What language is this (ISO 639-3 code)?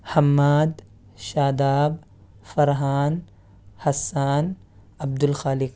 urd